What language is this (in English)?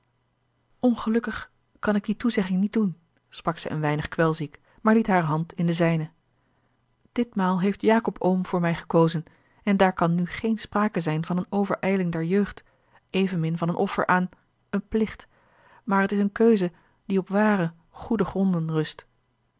Dutch